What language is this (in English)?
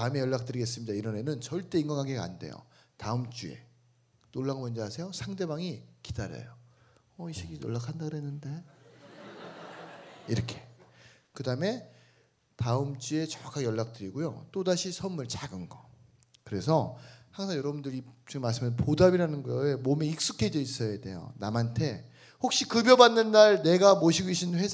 Korean